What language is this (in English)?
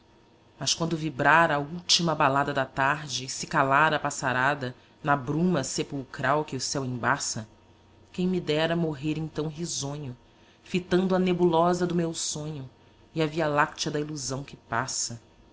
Portuguese